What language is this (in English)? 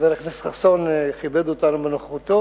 Hebrew